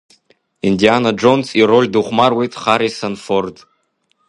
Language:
Abkhazian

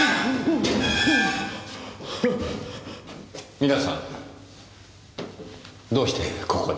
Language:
Japanese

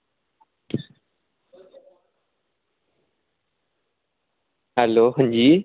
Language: Dogri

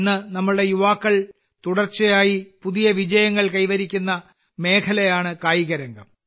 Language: Malayalam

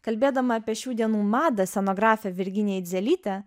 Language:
Lithuanian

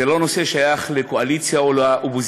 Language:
Hebrew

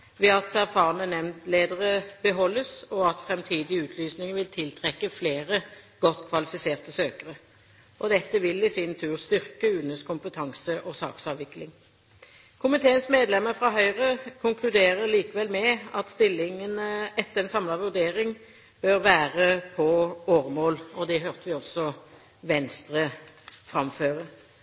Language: Norwegian Bokmål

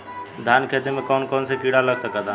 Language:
Bhojpuri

